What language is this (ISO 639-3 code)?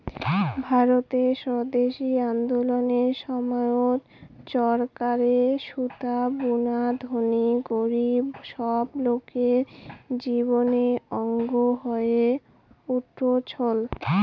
ben